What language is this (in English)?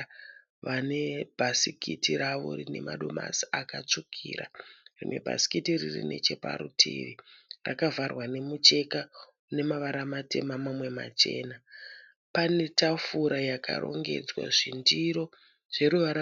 Shona